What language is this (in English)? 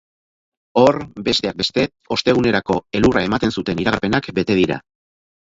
Basque